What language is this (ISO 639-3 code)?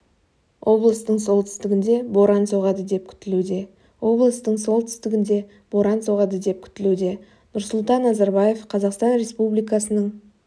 kaz